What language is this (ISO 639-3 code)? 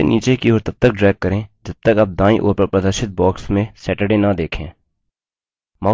hin